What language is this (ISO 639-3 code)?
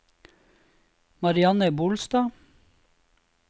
nor